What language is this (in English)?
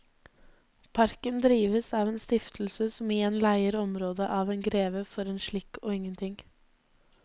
Norwegian